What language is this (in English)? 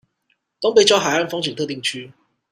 Chinese